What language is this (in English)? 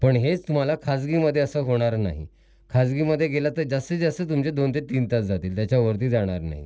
Marathi